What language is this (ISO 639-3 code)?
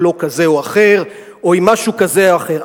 heb